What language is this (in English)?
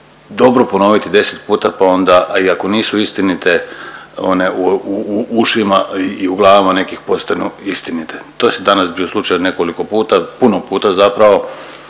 Croatian